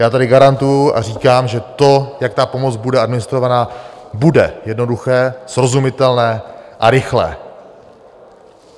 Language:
Czech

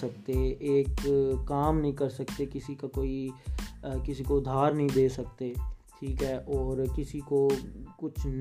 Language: Urdu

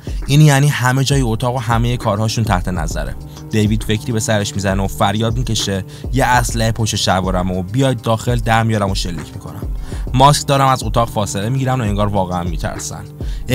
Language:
Persian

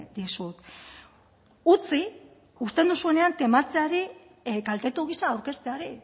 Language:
Basque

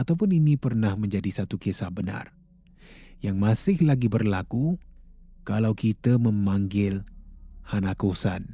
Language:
Malay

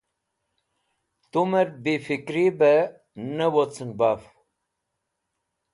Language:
Wakhi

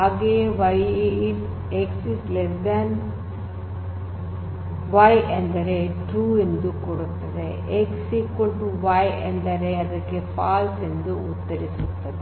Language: Kannada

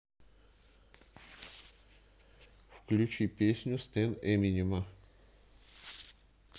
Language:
Russian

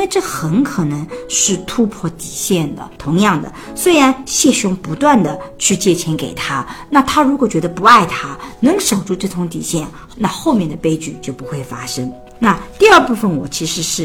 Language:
Chinese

